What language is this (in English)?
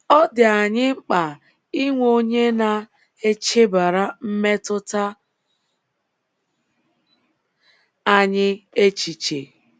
Igbo